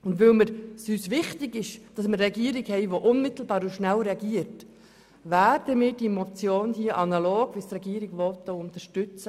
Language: Swiss German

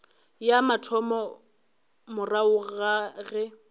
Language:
Northern Sotho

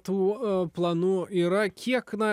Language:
Lithuanian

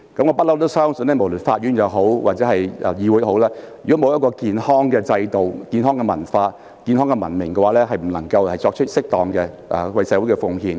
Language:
Cantonese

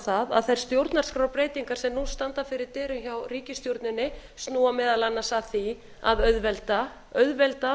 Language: Icelandic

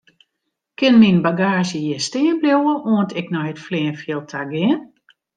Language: Western Frisian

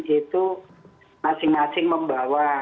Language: Indonesian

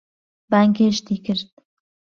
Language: Central Kurdish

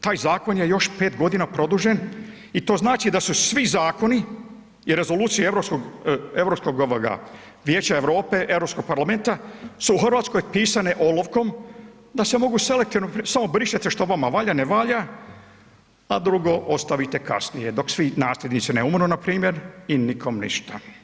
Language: Croatian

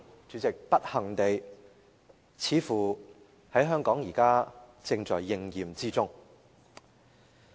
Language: Cantonese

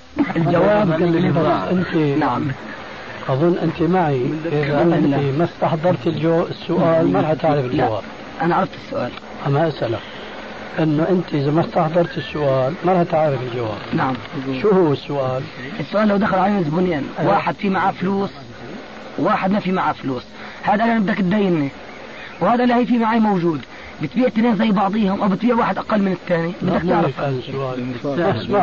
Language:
Arabic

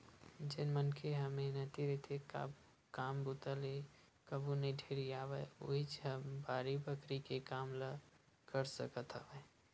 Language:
Chhattisgarhi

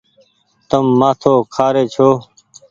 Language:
Goaria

